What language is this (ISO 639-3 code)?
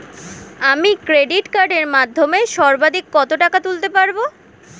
ben